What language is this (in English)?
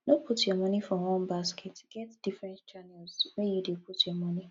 Nigerian Pidgin